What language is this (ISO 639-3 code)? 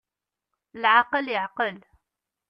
kab